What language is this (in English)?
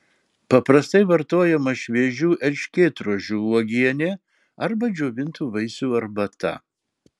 Lithuanian